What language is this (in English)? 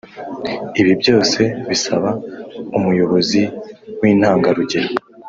Kinyarwanda